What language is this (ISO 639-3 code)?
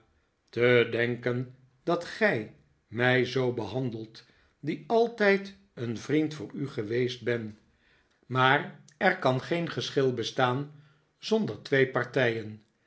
nld